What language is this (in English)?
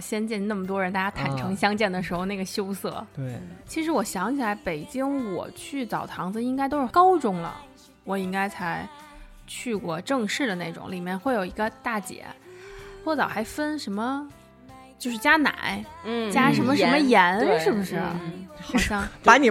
Chinese